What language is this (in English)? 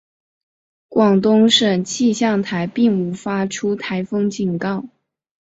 Chinese